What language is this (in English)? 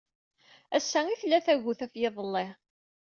Kabyle